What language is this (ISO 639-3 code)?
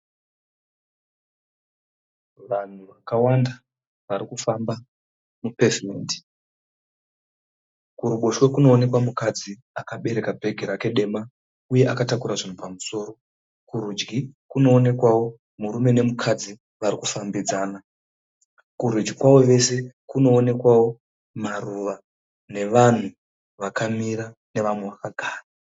sna